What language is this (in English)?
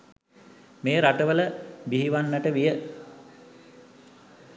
Sinhala